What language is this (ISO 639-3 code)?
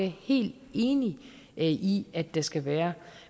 dan